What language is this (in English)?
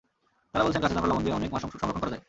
Bangla